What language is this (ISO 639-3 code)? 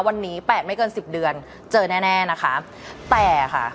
tha